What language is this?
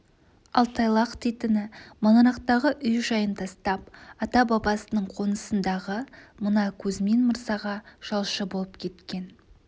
Kazakh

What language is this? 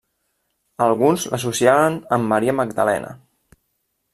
Catalan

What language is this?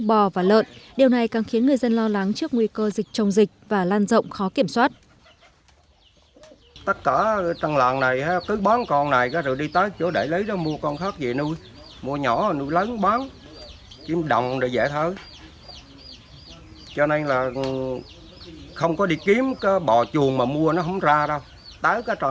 Vietnamese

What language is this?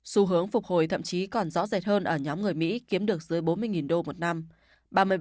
Vietnamese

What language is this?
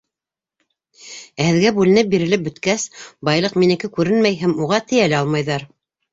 Bashkir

